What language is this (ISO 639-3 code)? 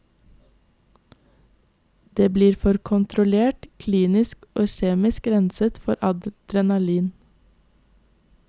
nor